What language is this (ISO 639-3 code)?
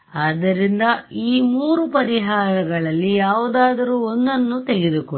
kan